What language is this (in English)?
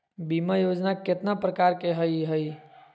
Magahi